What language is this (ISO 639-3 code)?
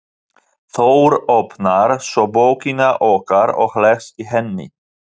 isl